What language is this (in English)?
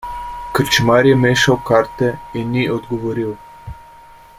Slovenian